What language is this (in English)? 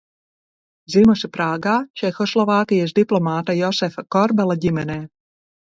Latvian